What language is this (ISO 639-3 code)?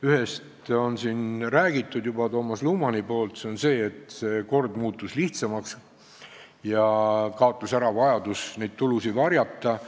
est